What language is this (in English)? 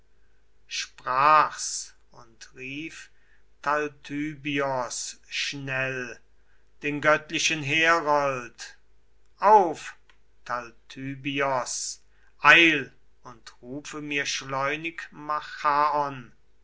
German